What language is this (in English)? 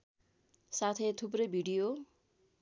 Nepali